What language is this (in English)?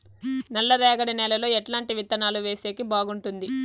Telugu